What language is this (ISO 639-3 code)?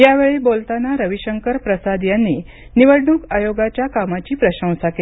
mar